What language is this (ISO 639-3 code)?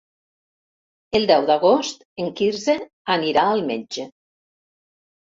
cat